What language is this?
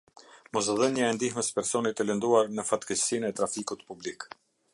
Albanian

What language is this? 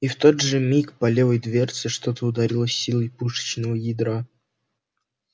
Russian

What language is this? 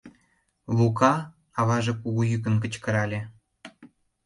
Mari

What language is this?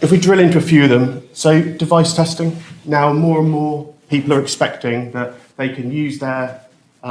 English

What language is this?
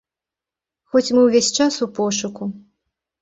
Belarusian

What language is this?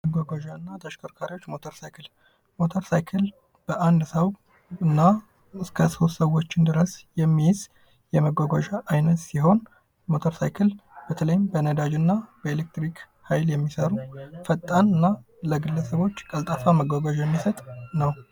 Amharic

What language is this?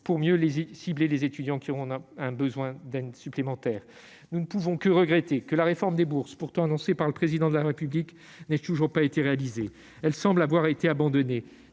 French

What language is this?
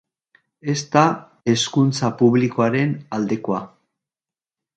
Basque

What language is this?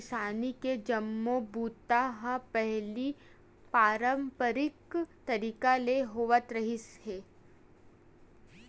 Chhattisgarhi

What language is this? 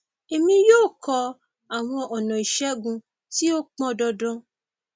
Yoruba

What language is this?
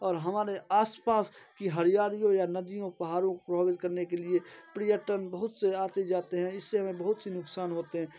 Hindi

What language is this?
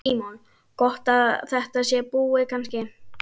Icelandic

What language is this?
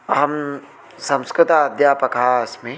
Sanskrit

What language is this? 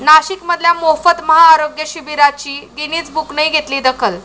Marathi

